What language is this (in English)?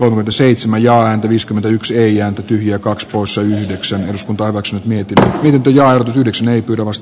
Finnish